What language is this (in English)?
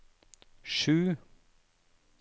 Norwegian